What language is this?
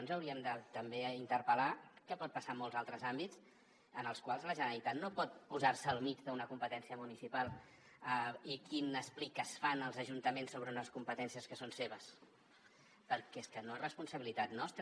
Catalan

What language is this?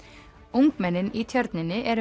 Icelandic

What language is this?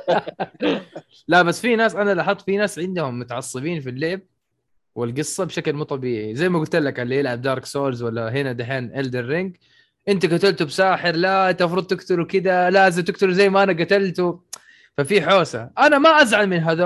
Arabic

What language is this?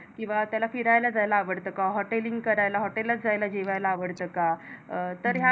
Marathi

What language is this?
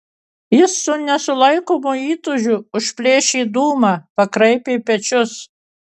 Lithuanian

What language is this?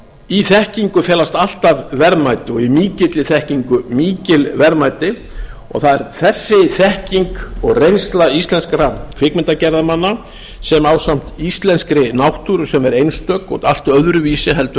Icelandic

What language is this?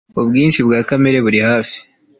Kinyarwanda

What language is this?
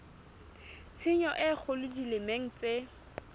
Southern Sotho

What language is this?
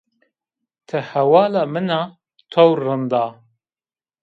Zaza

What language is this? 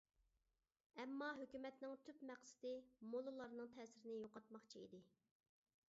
Uyghur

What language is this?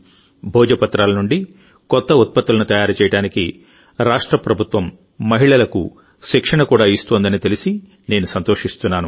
Telugu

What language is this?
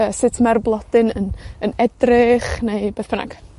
Welsh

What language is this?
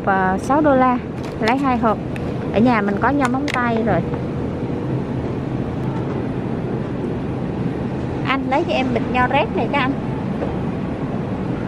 Vietnamese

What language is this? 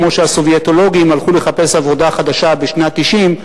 Hebrew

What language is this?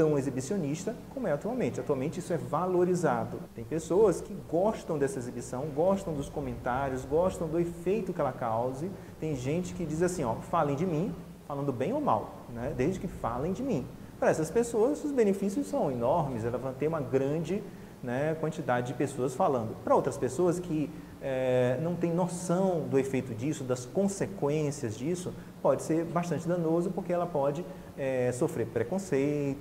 Portuguese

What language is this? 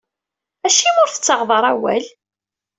Kabyle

